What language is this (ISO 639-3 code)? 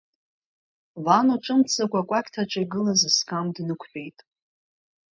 abk